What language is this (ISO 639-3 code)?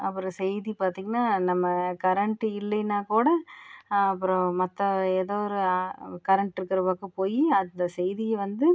tam